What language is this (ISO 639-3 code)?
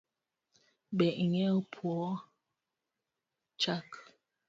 luo